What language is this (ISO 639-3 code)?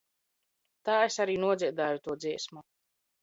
lav